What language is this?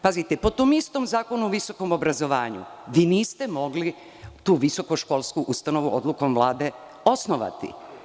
Serbian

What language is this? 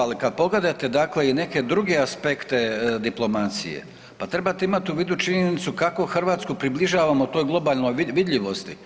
Croatian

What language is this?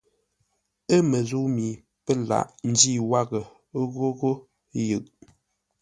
Ngombale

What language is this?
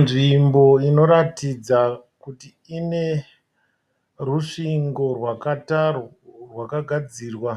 Shona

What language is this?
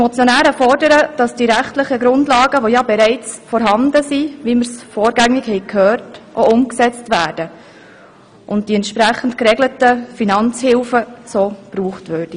Swiss German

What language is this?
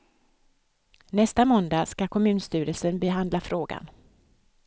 Swedish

